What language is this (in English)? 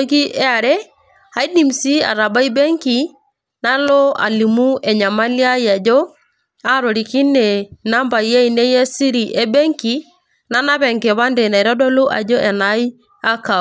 Masai